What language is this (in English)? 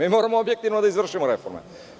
Serbian